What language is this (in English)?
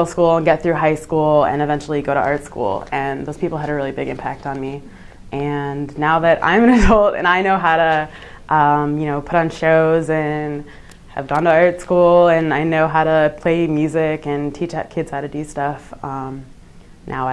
English